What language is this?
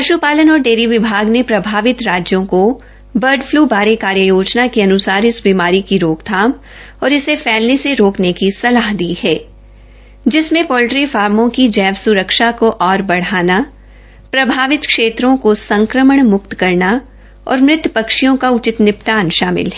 Hindi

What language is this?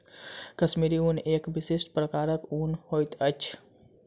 Maithili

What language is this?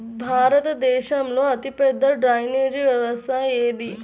Telugu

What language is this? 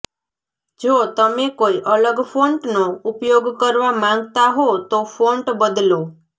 Gujarati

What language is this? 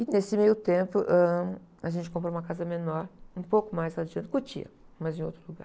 Portuguese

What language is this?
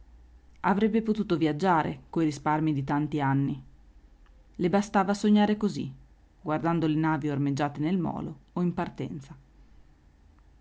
Italian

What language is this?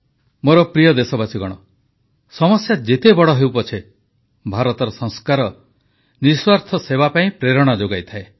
Odia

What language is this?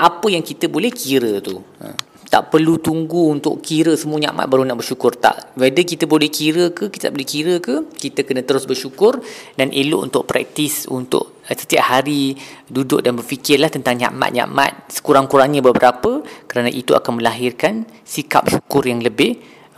Malay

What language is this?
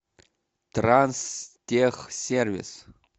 Russian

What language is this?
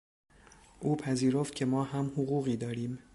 Persian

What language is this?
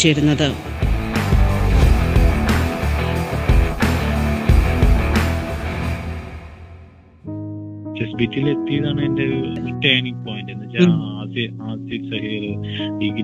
Malayalam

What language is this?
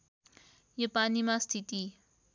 Nepali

